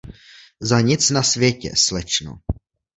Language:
Czech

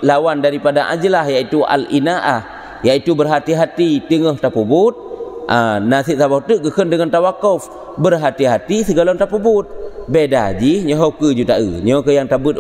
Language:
Malay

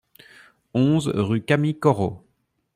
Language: French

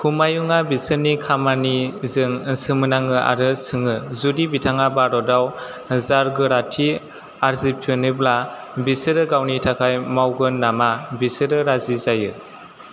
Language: Bodo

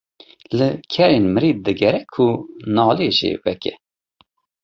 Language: Kurdish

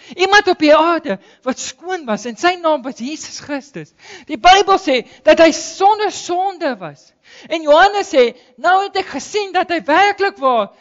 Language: Dutch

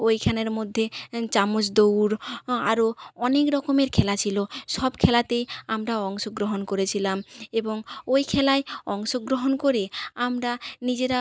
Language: Bangla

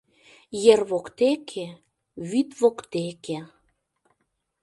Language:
Mari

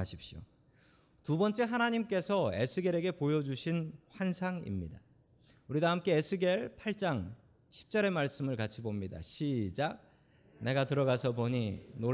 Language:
Korean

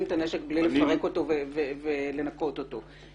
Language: Hebrew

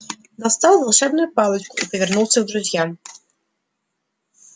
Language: Russian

